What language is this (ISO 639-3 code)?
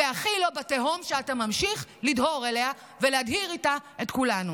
heb